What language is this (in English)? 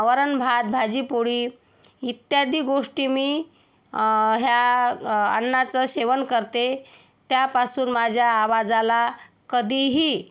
Marathi